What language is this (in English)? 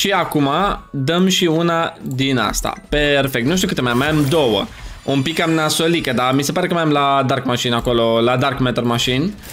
Romanian